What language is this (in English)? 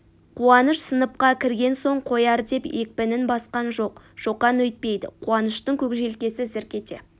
Kazakh